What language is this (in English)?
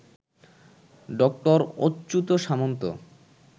Bangla